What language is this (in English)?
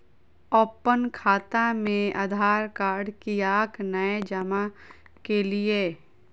Maithili